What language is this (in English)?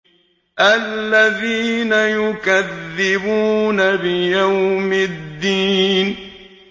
Arabic